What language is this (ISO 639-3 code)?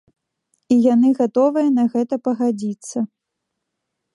bel